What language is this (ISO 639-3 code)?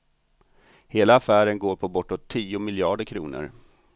swe